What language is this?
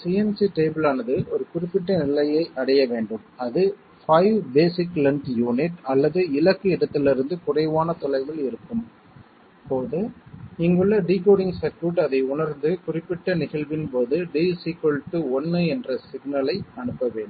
Tamil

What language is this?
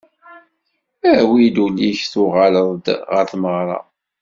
Kabyle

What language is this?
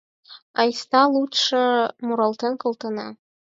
Mari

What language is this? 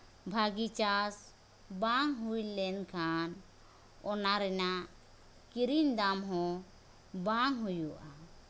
Santali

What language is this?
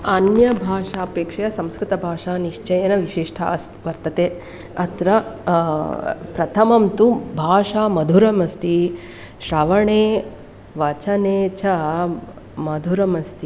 Sanskrit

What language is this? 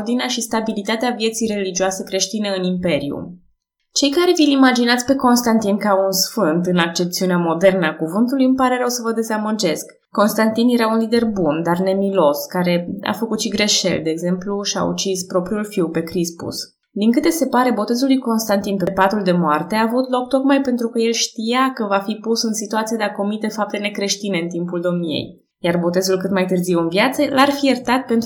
Romanian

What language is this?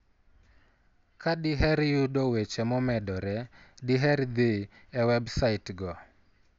Luo (Kenya and Tanzania)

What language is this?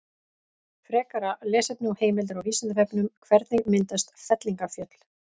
Icelandic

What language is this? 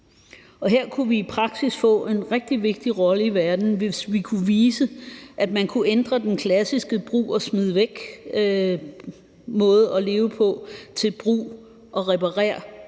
Danish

